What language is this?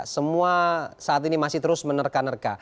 Indonesian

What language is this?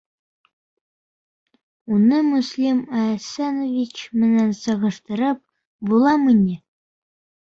Bashkir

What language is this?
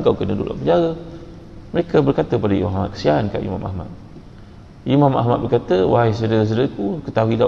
Malay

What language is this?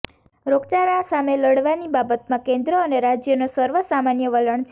Gujarati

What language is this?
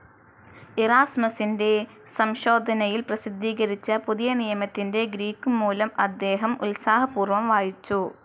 Malayalam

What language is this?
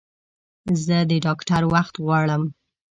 Pashto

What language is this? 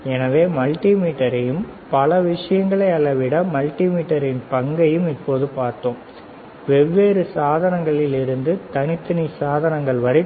Tamil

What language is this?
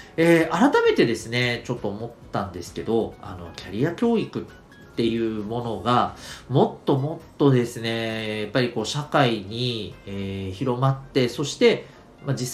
Japanese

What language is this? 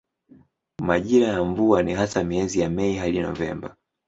Swahili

